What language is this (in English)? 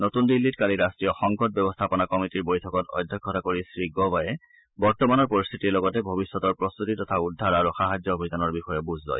Assamese